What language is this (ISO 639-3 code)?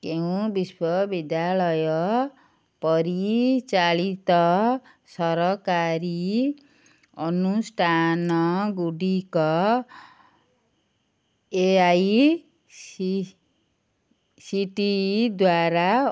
ori